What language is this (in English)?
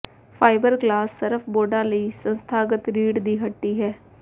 Punjabi